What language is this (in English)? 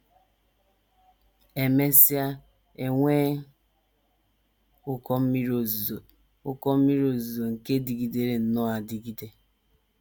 Igbo